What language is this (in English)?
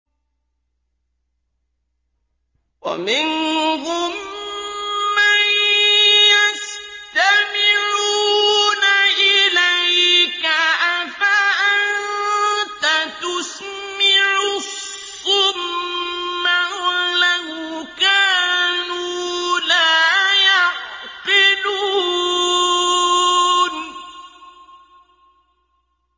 Arabic